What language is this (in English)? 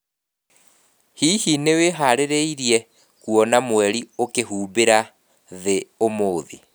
Kikuyu